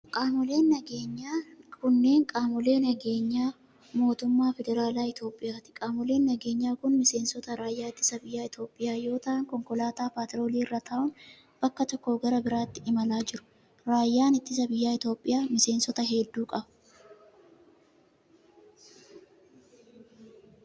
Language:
Oromo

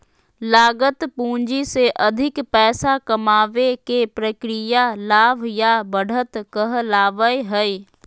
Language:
Magahi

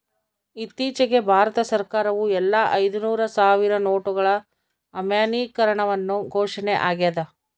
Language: Kannada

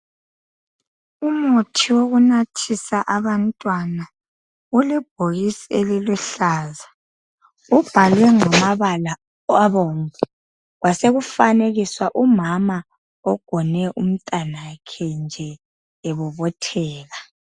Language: North Ndebele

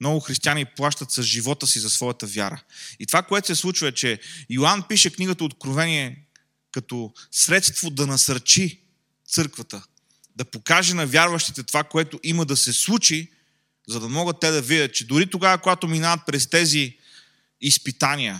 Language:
Bulgarian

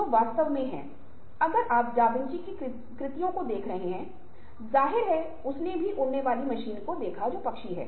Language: Hindi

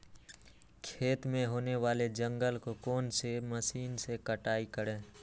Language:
Magahi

